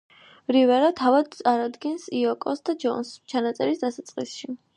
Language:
Georgian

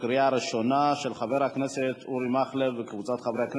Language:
Hebrew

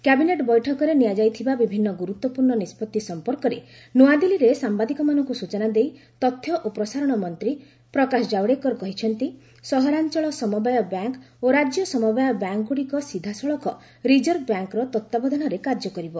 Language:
Odia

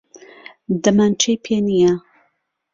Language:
Central Kurdish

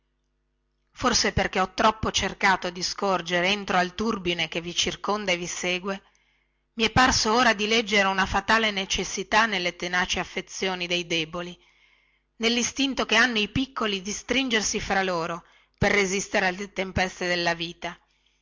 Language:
Italian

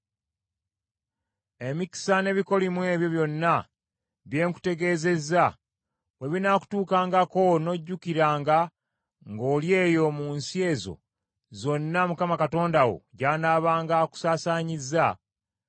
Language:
Ganda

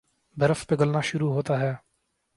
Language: Urdu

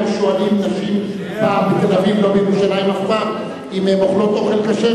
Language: Hebrew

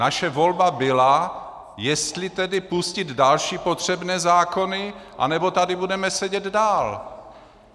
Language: Czech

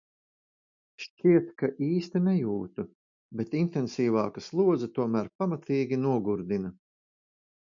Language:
Latvian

